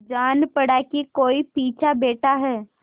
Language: Hindi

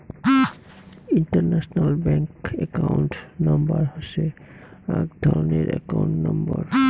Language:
Bangla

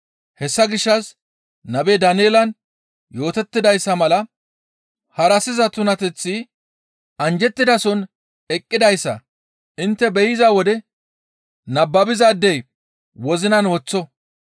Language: Gamo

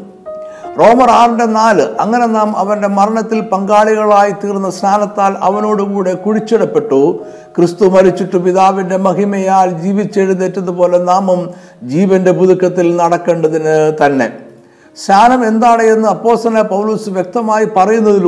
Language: Malayalam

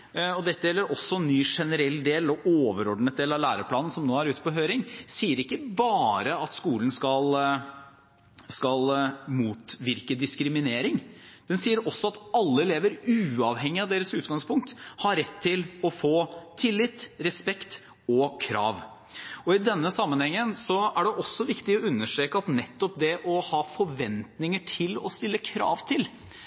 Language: Norwegian Bokmål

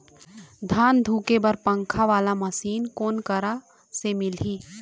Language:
Chhattisgarhi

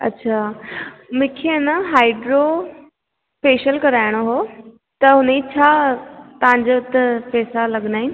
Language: Sindhi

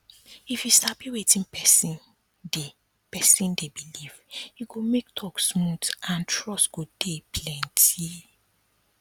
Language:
Nigerian Pidgin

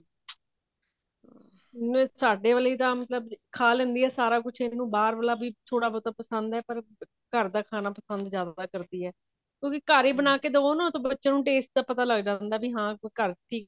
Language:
Punjabi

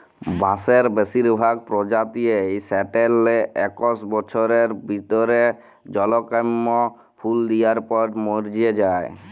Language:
Bangla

